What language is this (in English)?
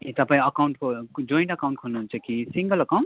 Nepali